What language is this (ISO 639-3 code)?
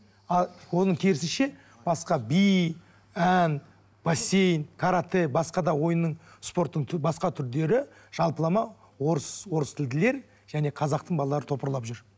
kaz